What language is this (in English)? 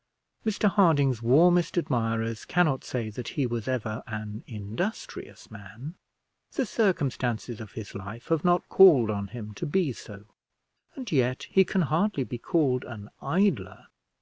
English